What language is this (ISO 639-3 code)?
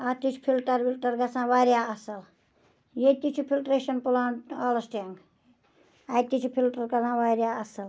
kas